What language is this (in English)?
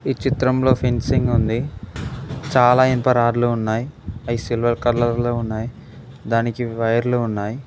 Telugu